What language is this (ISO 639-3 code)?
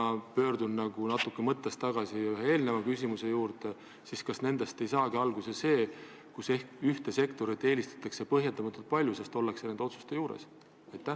est